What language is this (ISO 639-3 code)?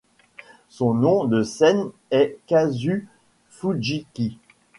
fra